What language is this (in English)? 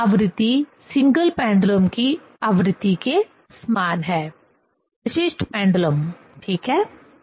Hindi